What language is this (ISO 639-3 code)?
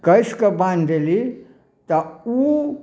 mai